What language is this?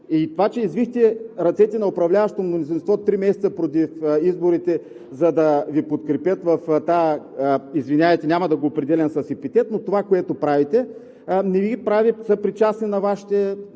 Bulgarian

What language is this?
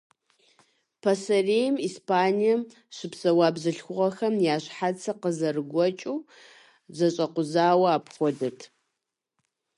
Kabardian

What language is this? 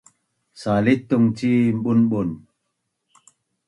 Bunun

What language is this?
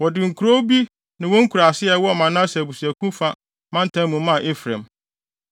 Akan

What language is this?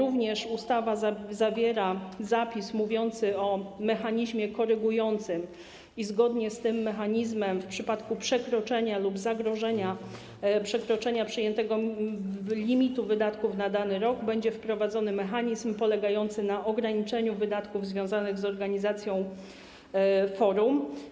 Polish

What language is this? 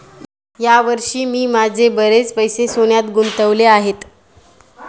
Marathi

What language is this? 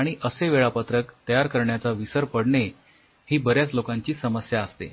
Marathi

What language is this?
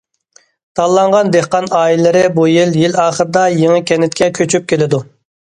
Uyghur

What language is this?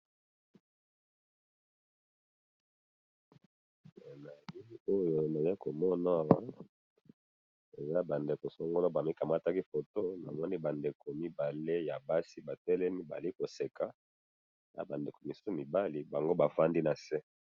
Lingala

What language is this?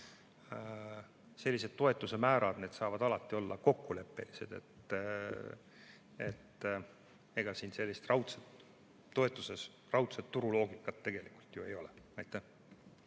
Estonian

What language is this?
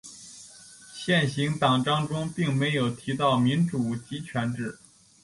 Chinese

